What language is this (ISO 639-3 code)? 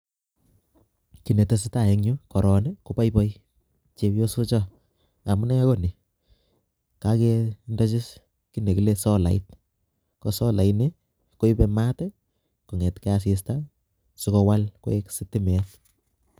kln